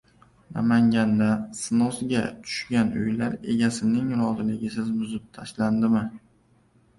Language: Uzbek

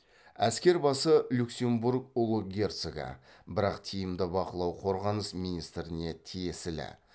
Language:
Kazakh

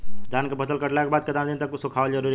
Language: Bhojpuri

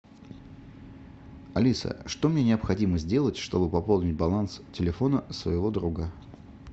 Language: Russian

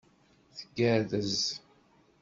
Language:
Kabyle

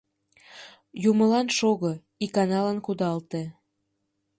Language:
Mari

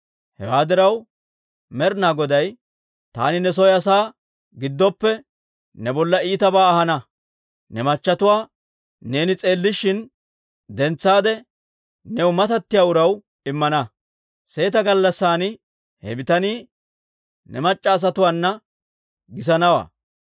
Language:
Dawro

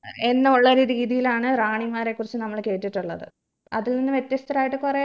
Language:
Malayalam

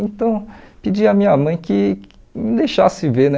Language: Portuguese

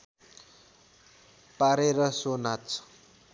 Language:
Nepali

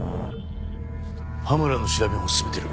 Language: Japanese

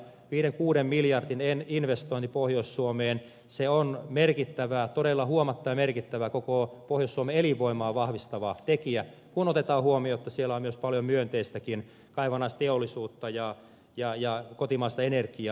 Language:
Finnish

